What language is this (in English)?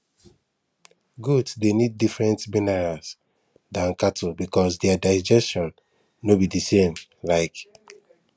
Nigerian Pidgin